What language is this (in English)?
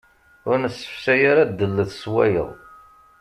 Kabyle